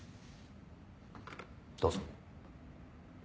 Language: Japanese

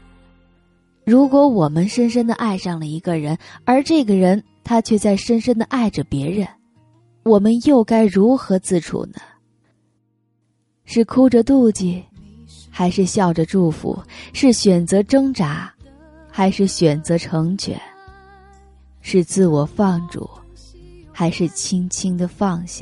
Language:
Chinese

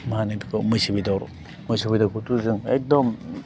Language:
Bodo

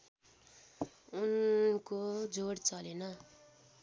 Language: Nepali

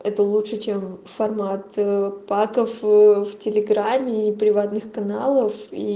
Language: Russian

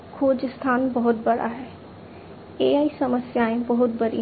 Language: Hindi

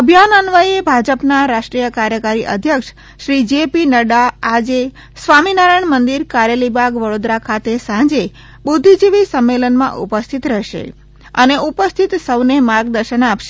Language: Gujarati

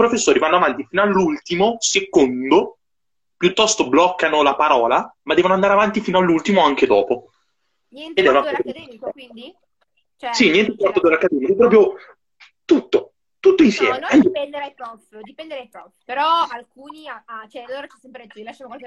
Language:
Italian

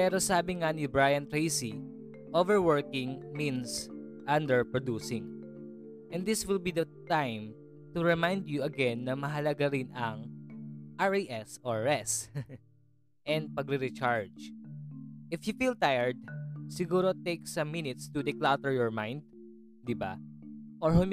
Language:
Filipino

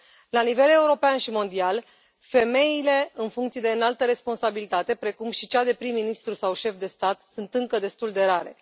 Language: Romanian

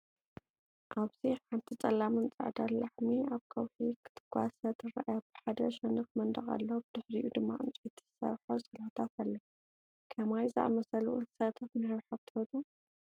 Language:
Tigrinya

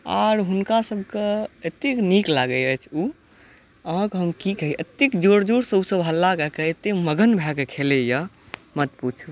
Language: Maithili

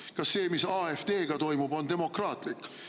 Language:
Estonian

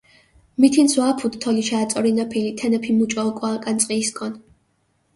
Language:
Mingrelian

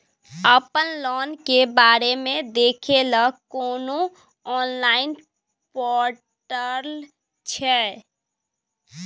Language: Maithili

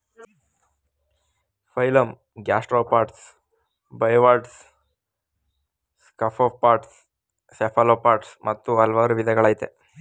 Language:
Kannada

